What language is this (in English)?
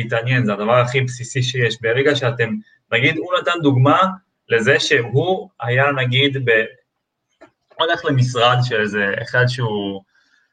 Hebrew